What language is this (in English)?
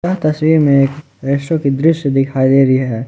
Hindi